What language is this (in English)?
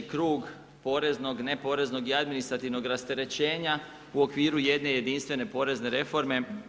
Croatian